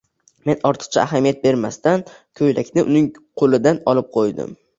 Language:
Uzbek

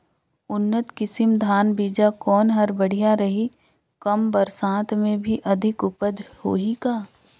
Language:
Chhattisgarhi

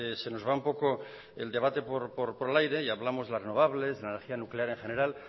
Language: Spanish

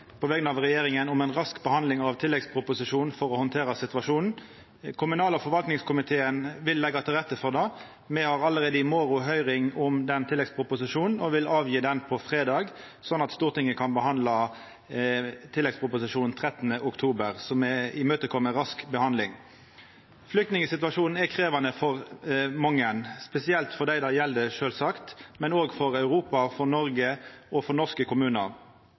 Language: Norwegian Nynorsk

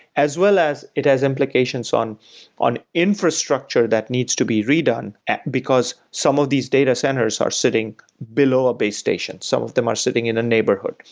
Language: English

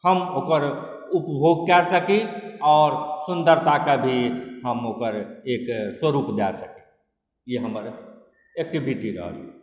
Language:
Maithili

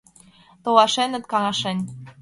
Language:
Mari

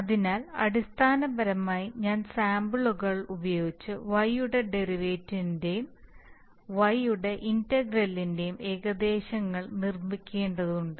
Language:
Malayalam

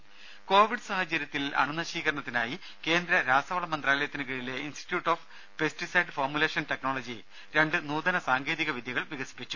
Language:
Malayalam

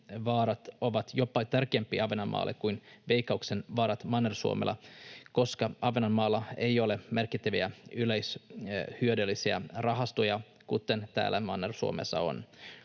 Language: Finnish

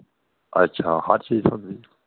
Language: Dogri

